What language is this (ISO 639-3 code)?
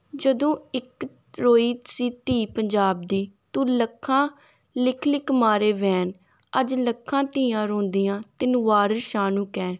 pan